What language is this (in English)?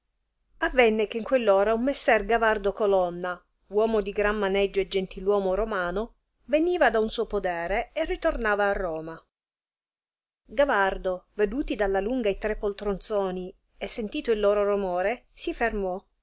Italian